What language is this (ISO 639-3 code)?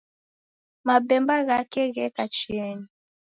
dav